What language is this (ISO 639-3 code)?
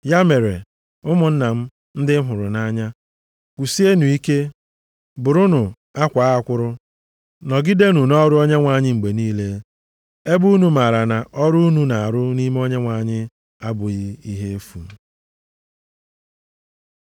ibo